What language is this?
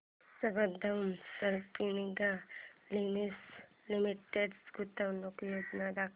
Marathi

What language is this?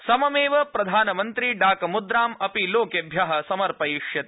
Sanskrit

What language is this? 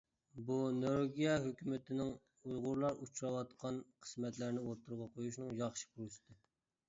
Uyghur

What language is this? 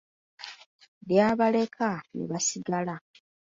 Ganda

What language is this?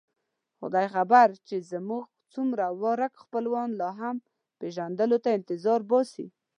Pashto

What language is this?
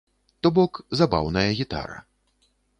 Belarusian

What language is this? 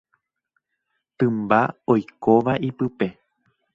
Guarani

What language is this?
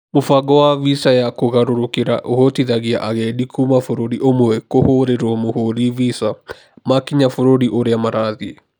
Kikuyu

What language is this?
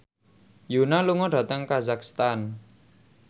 Javanese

